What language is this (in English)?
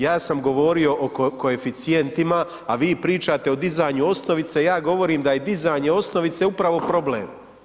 Croatian